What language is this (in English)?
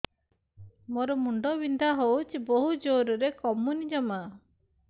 Odia